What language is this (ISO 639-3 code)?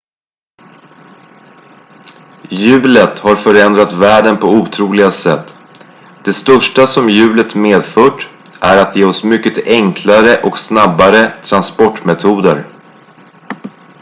swe